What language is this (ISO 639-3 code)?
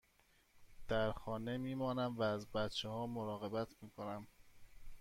fas